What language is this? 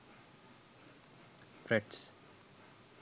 Sinhala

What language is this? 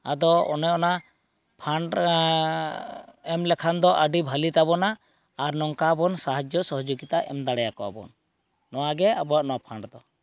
Santali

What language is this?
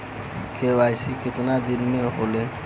Bhojpuri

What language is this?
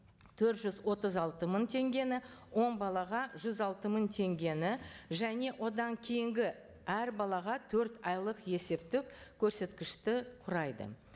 Kazakh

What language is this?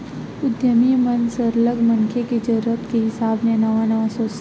Chhattisgarhi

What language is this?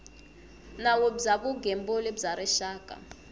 Tsonga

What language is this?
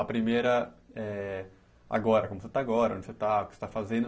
Portuguese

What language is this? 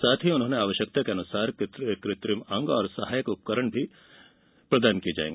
Hindi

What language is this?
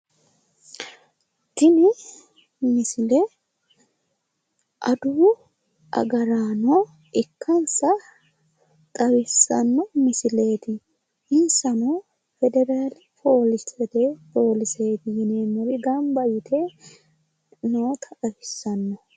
Sidamo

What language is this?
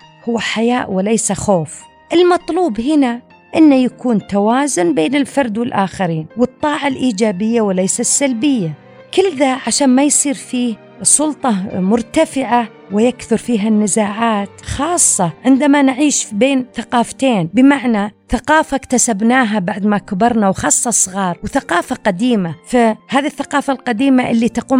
Arabic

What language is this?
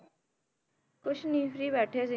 Punjabi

